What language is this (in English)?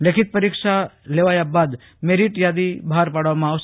Gujarati